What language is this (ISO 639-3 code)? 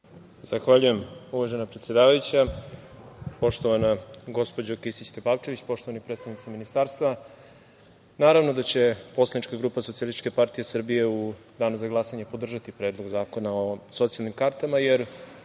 srp